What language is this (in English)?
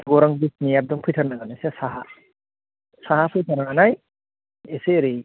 Bodo